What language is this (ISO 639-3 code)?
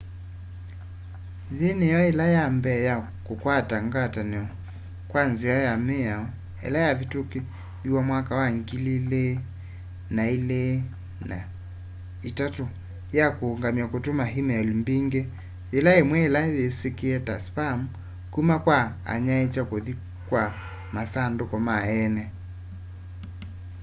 kam